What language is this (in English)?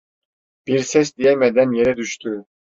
Turkish